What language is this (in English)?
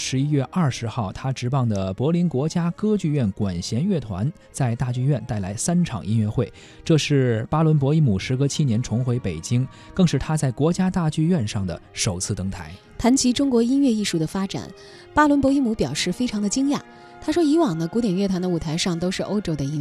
Chinese